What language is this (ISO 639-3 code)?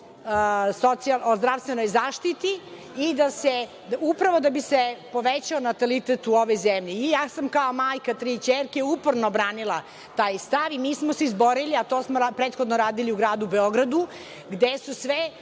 srp